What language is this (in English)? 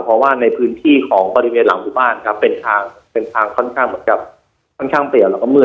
Thai